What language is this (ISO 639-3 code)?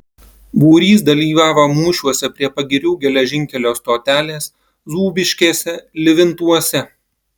lit